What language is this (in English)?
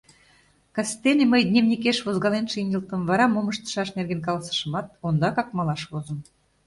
Mari